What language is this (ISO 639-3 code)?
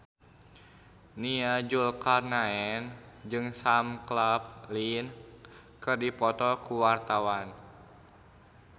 sun